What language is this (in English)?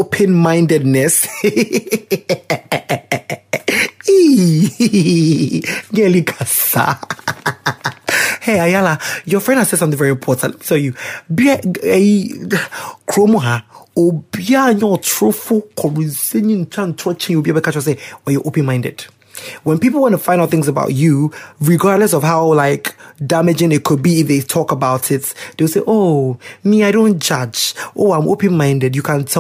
English